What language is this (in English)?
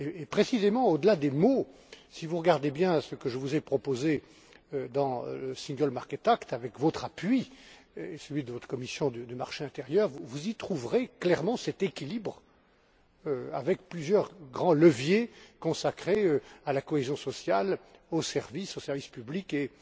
French